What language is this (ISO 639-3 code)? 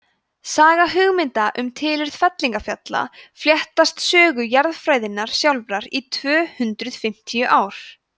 isl